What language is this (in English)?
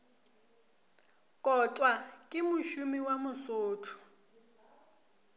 Northern Sotho